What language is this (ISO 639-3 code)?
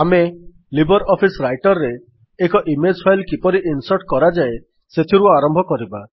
ori